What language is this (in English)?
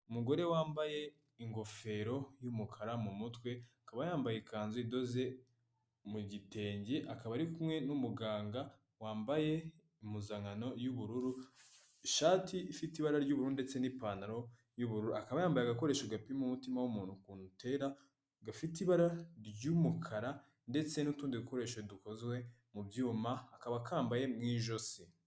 Kinyarwanda